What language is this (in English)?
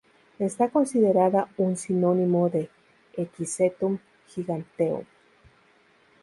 Spanish